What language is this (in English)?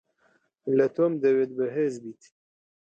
Central Kurdish